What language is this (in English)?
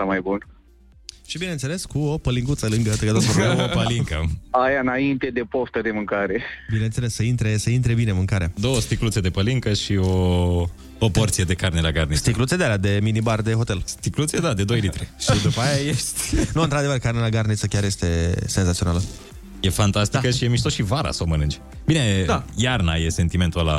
Romanian